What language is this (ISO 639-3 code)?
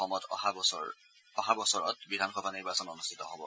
asm